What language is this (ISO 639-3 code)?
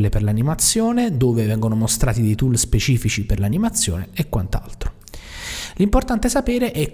ita